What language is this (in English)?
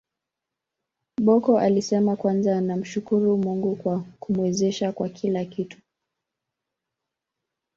Swahili